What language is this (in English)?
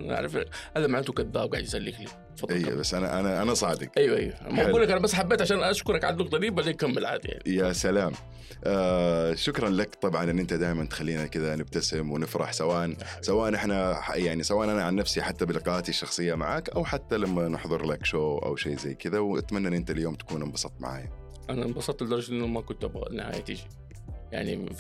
Arabic